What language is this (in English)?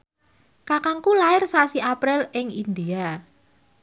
Javanese